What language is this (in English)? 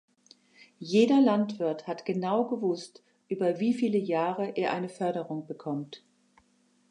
German